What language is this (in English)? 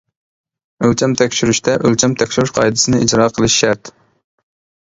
Uyghur